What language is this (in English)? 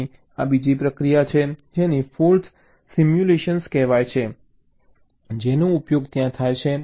Gujarati